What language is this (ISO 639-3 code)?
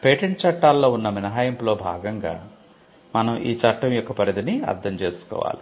tel